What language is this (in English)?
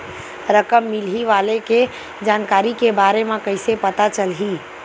Chhattisgarhi